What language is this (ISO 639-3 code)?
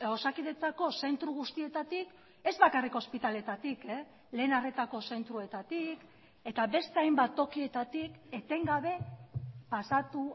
eus